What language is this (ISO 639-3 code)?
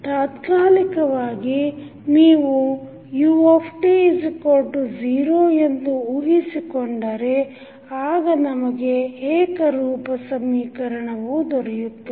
kan